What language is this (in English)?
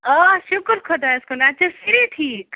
Kashmiri